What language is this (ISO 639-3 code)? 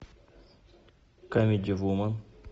rus